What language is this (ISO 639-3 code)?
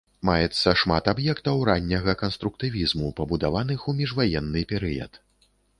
bel